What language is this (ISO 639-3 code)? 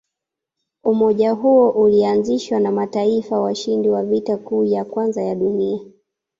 swa